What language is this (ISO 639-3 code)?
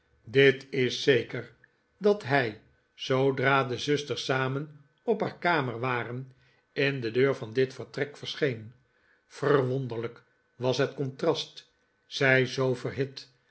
nld